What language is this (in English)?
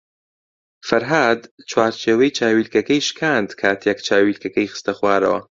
Central Kurdish